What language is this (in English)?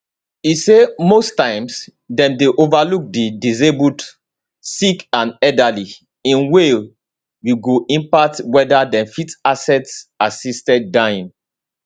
Nigerian Pidgin